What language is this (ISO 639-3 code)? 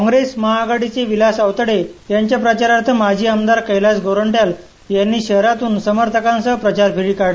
mar